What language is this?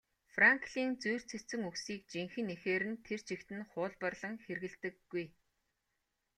Mongolian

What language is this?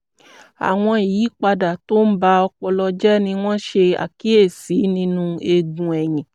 Yoruba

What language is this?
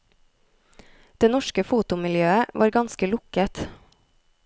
Norwegian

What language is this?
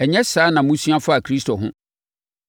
Akan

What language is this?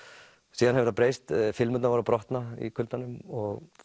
Icelandic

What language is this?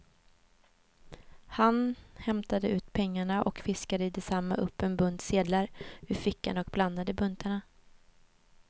Swedish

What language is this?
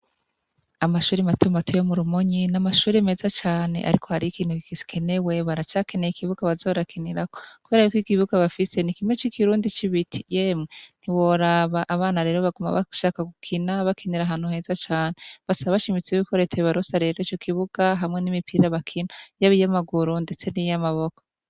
Rundi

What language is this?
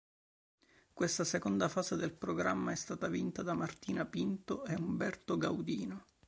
Italian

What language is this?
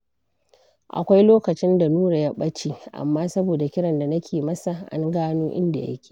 Hausa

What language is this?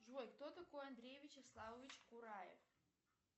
Russian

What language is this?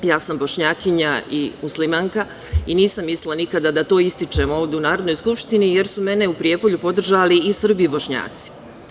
Serbian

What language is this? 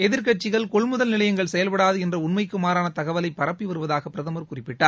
Tamil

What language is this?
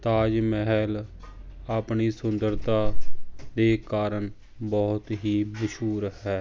Punjabi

